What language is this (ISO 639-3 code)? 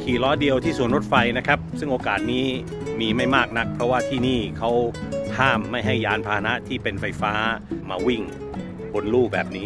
tha